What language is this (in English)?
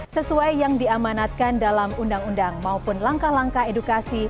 Indonesian